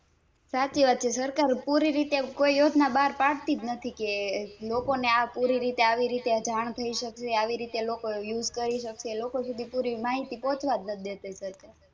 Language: Gujarati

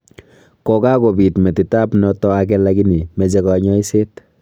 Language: Kalenjin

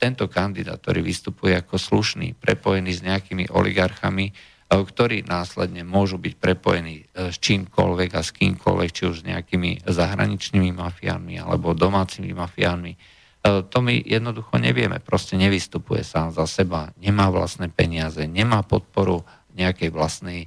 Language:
Slovak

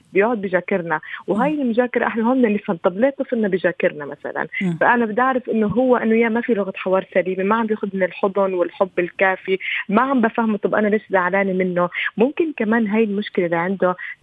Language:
Arabic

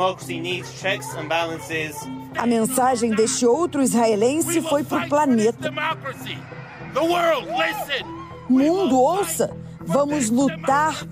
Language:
Portuguese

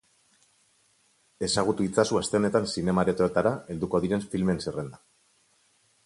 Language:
Basque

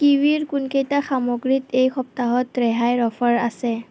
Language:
Assamese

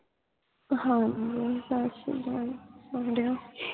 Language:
Punjabi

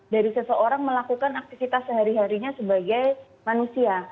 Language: Indonesian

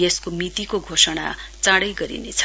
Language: Nepali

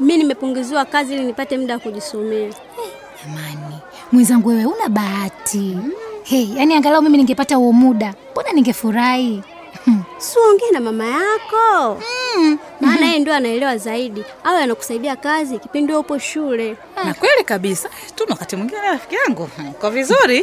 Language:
Swahili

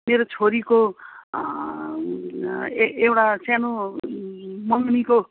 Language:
Nepali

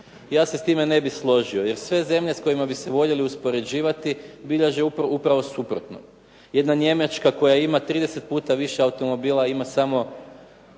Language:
Croatian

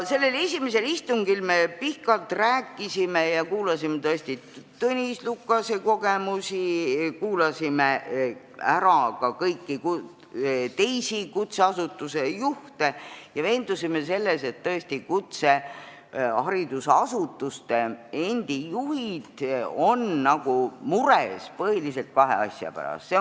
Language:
Estonian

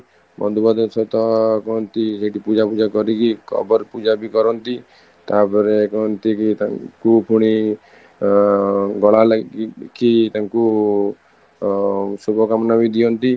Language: Odia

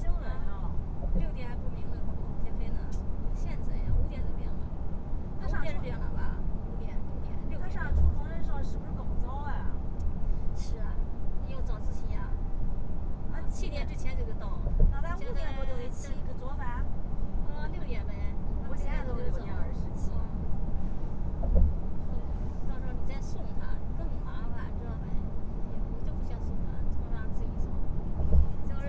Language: Chinese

